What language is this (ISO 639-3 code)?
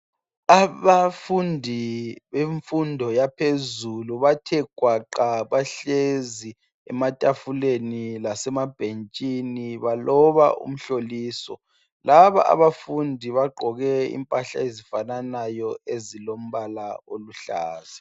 nde